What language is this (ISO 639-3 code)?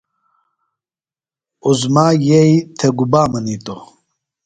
phl